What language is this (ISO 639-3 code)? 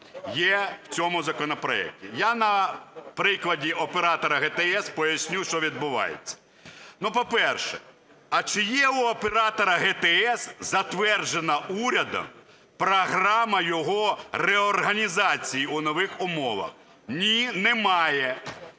ukr